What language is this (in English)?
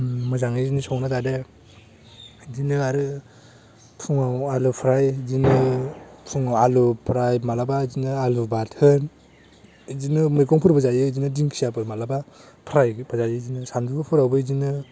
Bodo